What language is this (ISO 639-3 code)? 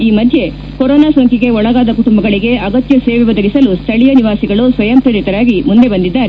kan